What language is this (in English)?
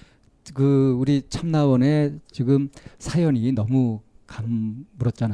Korean